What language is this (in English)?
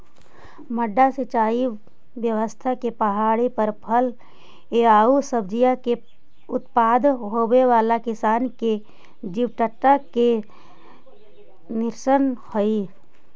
Magahi